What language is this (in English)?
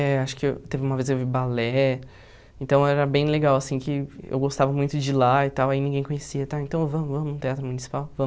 Portuguese